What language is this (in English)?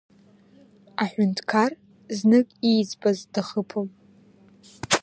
Abkhazian